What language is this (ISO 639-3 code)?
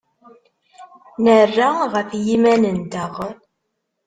kab